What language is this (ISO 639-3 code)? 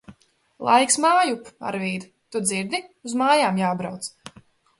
lav